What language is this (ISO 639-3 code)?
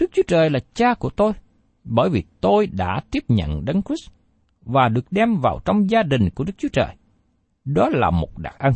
vie